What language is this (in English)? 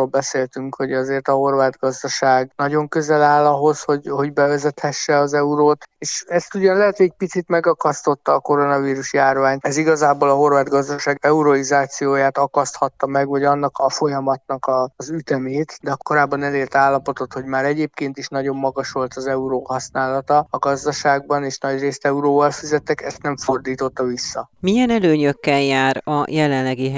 Hungarian